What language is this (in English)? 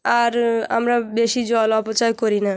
Bangla